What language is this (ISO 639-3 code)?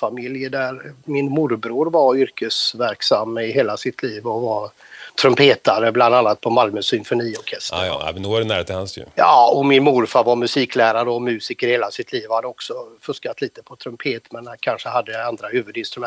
swe